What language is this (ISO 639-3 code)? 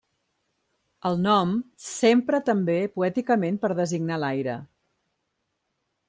cat